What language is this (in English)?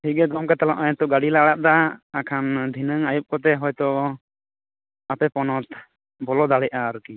Santali